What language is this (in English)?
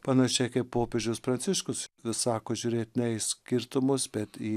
Lithuanian